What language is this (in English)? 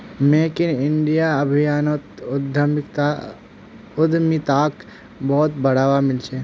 Magahi